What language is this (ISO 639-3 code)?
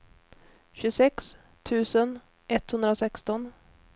swe